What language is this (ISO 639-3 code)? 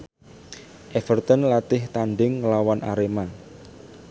jav